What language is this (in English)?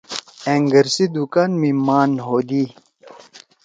Torwali